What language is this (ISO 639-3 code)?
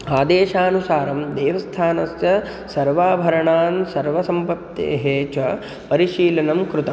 san